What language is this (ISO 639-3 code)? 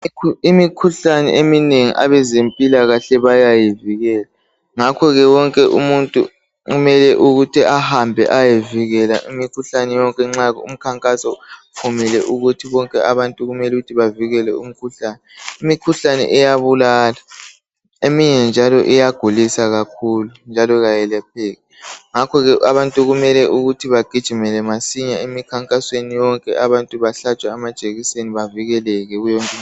nde